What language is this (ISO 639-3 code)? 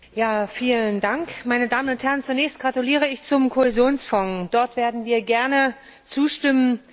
deu